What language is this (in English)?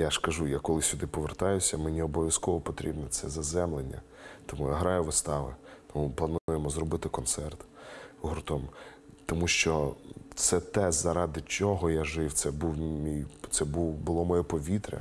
Ukrainian